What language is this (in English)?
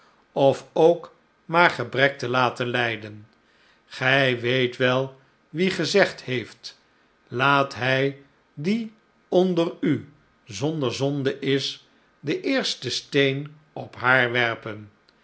Dutch